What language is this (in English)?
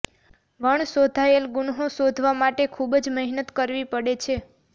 Gujarati